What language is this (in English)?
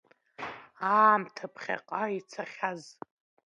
Abkhazian